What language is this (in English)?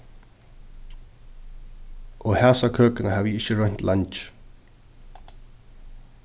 Faroese